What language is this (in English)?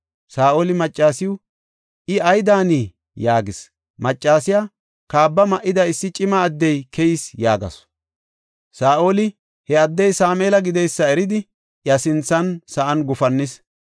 Gofa